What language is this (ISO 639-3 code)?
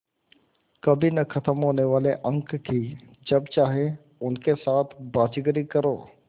hin